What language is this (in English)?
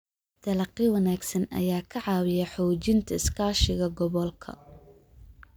Somali